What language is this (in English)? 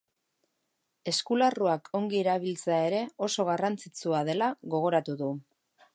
Basque